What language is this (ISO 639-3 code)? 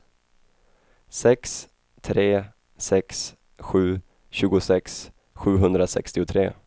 swe